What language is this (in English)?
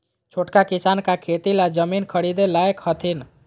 Magahi